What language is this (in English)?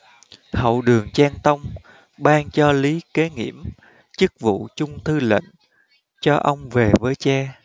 Vietnamese